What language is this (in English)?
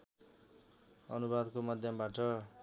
Nepali